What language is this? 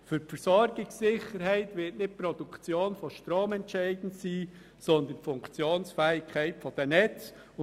Swiss German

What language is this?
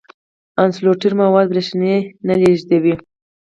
Pashto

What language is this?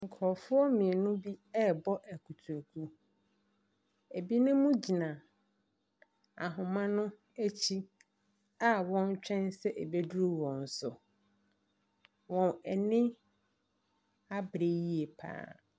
Akan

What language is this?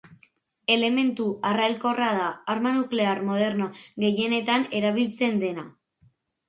Basque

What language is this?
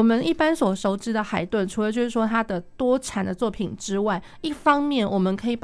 Chinese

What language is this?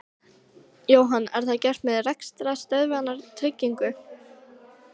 Icelandic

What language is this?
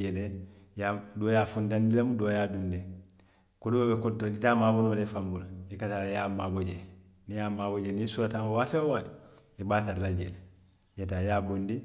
Western Maninkakan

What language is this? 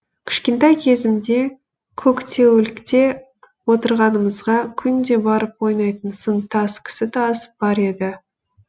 Kazakh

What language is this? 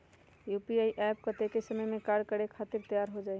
Magahi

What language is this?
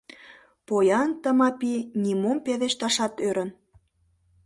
Mari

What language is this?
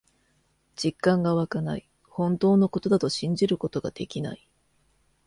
Japanese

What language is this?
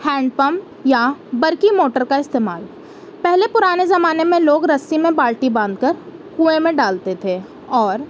Urdu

